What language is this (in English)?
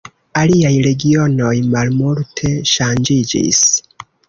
Esperanto